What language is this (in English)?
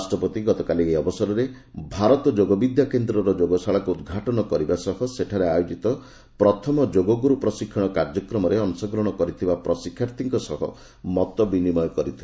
Odia